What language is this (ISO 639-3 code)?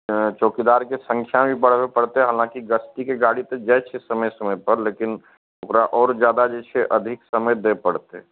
mai